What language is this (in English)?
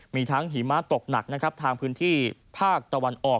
Thai